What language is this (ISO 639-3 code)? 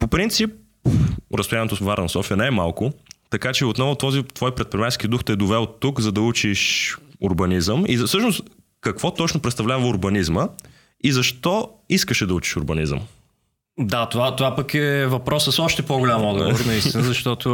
bul